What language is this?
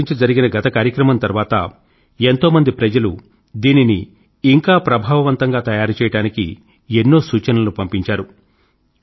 Telugu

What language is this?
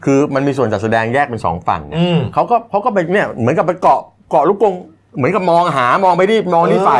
Thai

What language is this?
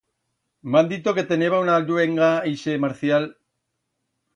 Aragonese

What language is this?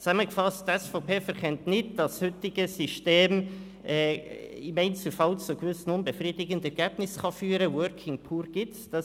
Swiss German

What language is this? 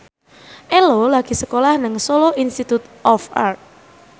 Javanese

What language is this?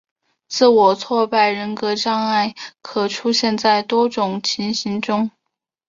Chinese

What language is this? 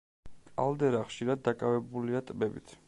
Georgian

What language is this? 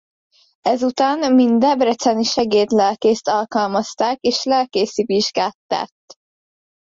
Hungarian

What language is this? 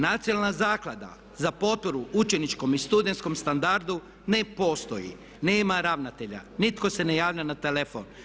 Croatian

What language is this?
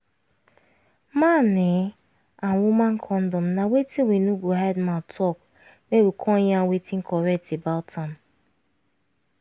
Nigerian Pidgin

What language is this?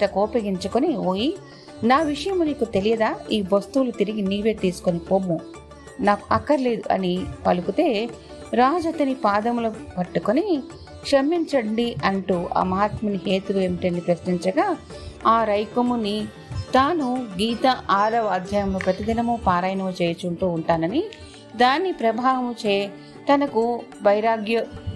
Telugu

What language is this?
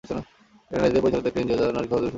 Bangla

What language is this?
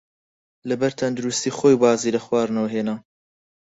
Central Kurdish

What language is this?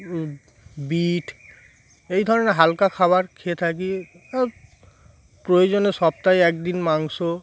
Bangla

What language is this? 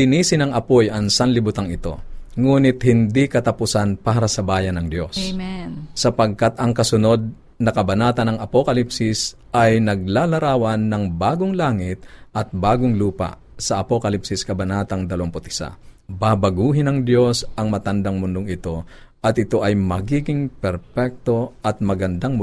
Filipino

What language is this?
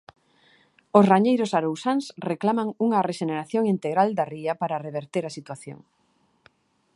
Galician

